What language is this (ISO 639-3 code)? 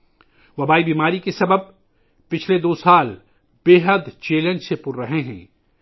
urd